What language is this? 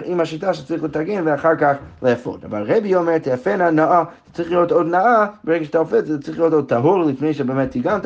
Hebrew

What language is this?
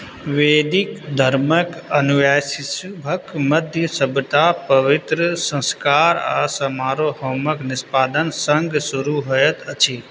Maithili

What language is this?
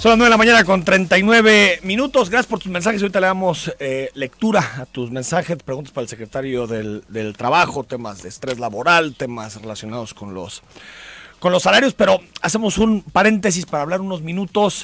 Spanish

